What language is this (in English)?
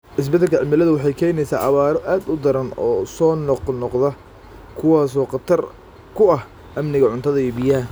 Somali